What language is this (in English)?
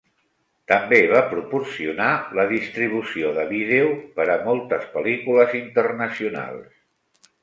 Catalan